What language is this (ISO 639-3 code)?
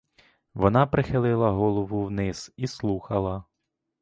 ukr